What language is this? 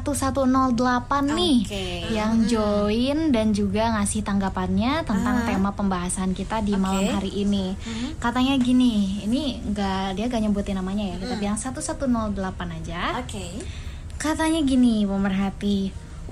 Indonesian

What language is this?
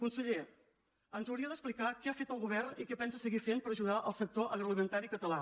Catalan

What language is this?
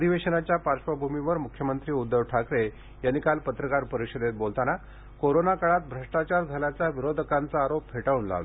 Marathi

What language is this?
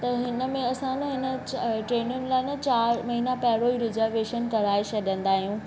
Sindhi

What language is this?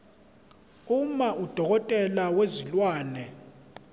Zulu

